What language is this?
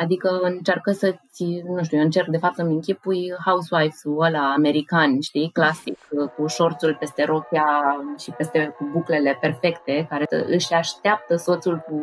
Romanian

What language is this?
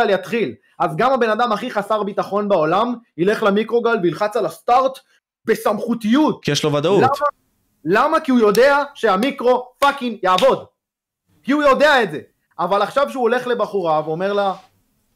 Hebrew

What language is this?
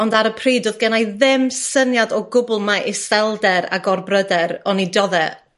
Welsh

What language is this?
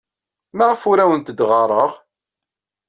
Kabyle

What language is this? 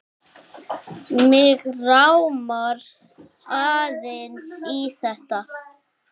Icelandic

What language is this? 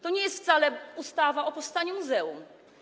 Polish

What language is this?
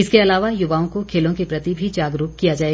Hindi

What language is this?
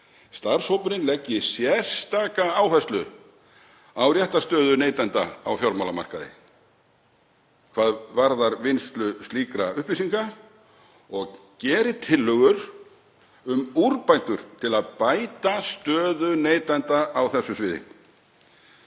Icelandic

